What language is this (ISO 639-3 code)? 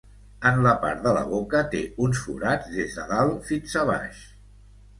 cat